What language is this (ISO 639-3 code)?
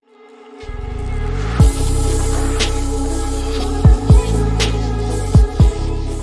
eng